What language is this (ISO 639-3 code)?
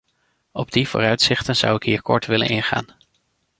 nld